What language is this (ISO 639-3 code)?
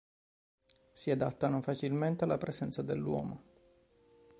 ita